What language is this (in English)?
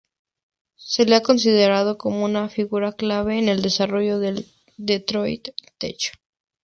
Spanish